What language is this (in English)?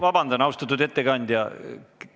Estonian